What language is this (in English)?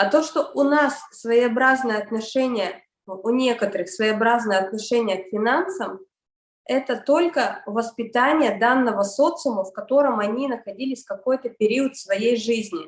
Russian